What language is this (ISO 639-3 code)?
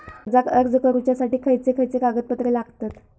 mar